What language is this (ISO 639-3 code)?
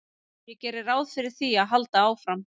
isl